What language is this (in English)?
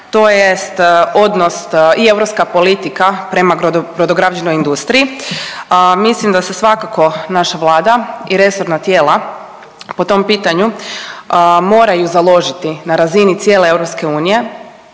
Croatian